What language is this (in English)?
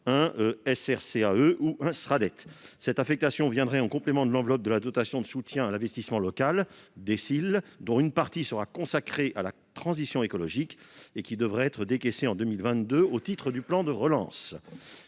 French